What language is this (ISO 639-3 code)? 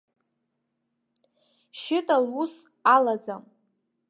abk